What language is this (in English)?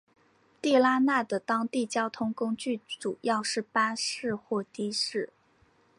Chinese